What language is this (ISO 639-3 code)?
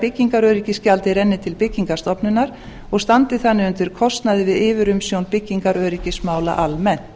isl